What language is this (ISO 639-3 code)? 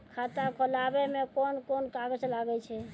mai